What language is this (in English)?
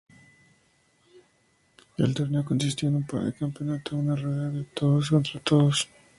Spanish